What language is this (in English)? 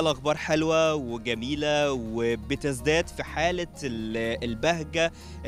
Arabic